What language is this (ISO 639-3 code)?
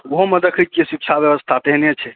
mai